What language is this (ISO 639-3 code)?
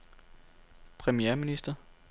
dan